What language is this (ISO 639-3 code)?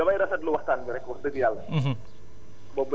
wol